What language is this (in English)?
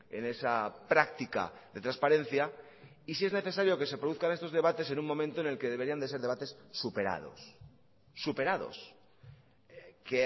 Spanish